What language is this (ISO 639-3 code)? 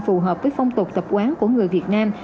vie